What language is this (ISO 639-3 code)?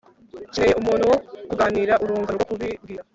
kin